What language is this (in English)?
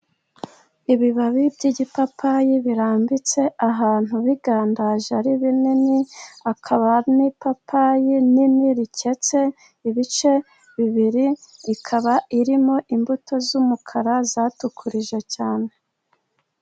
Kinyarwanda